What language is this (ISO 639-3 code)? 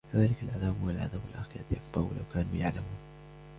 ara